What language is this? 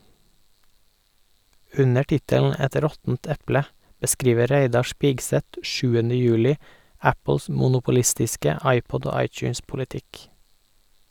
Norwegian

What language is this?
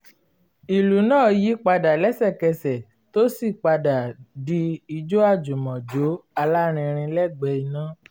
Yoruba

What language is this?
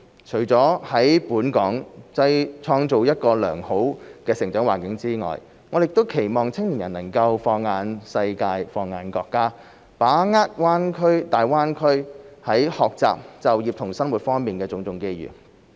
Cantonese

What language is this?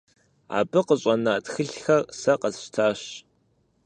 Kabardian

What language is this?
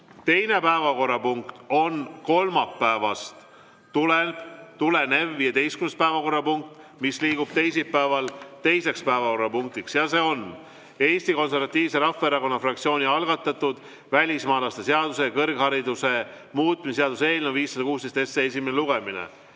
Estonian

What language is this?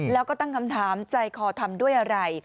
Thai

